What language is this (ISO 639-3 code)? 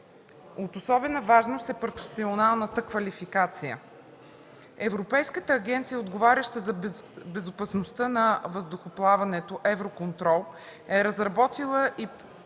bul